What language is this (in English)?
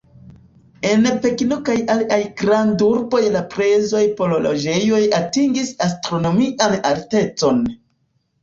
Esperanto